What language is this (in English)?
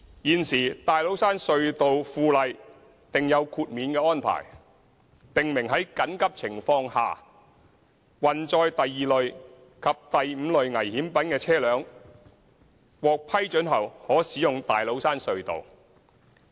Cantonese